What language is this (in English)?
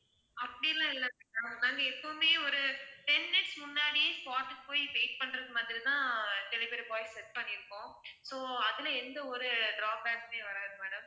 Tamil